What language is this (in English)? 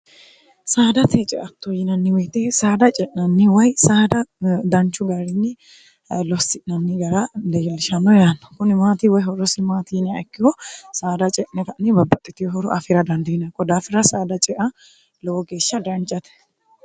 Sidamo